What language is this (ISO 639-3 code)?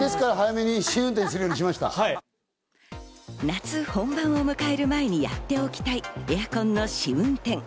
jpn